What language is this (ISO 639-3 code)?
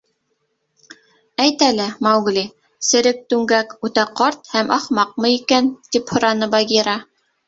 bak